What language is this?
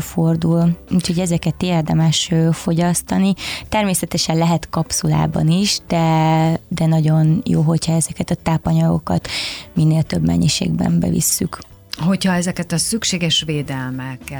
Hungarian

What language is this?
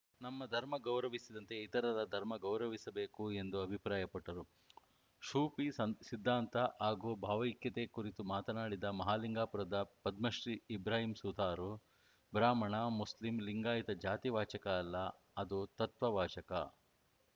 Kannada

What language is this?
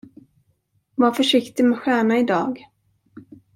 Swedish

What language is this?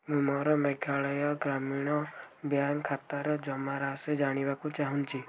Odia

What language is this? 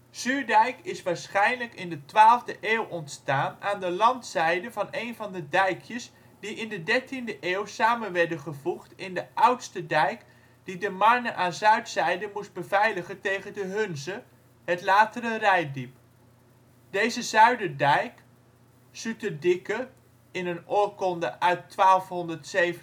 Dutch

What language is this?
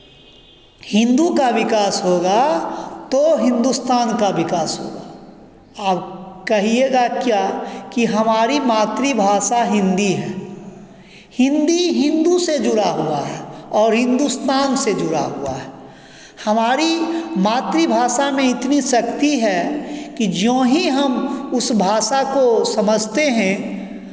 Hindi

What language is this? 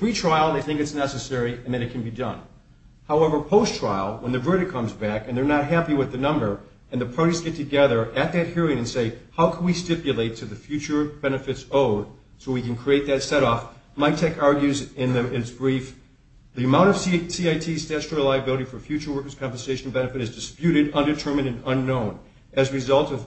English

